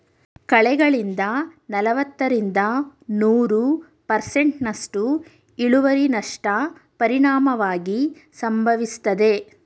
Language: Kannada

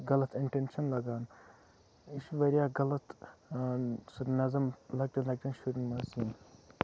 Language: Kashmiri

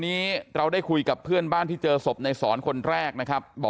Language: Thai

